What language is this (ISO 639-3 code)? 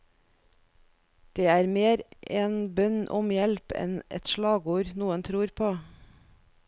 nor